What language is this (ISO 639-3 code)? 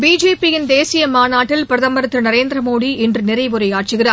tam